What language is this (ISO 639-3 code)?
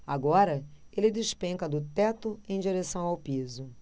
por